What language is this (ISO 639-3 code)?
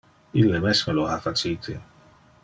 ina